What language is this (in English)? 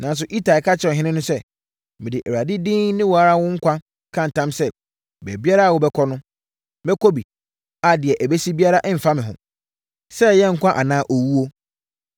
Akan